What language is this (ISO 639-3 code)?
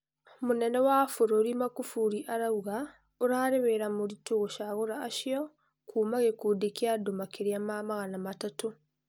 kik